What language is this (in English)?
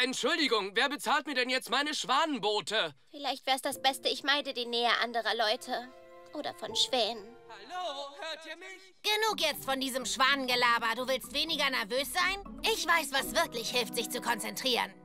German